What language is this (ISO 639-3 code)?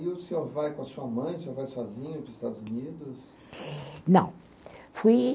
por